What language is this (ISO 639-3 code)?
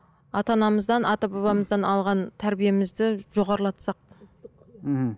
kaz